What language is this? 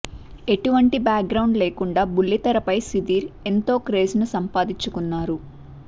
Telugu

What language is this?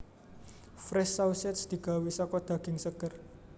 Javanese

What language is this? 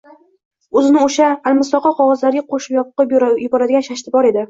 Uzbek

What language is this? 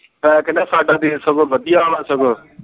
Punjabi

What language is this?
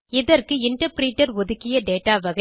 Tamil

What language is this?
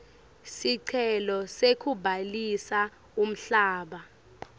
Swati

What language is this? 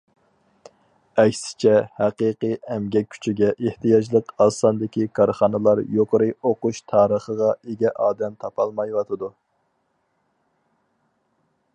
Uyghur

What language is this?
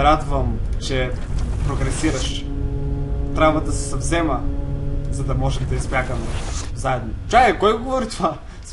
Bulgarian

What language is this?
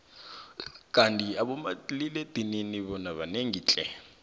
South Ndebele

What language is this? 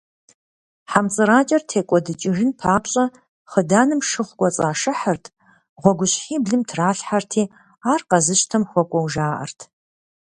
Kabardian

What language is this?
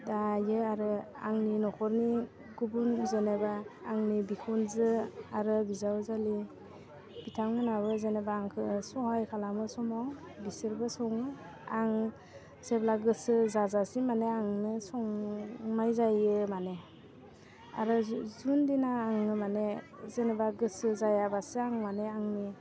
Bodo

